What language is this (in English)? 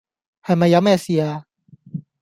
Cantonese